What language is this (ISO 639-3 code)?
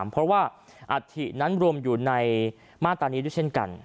tha